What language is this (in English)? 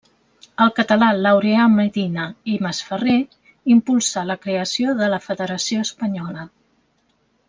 Catalan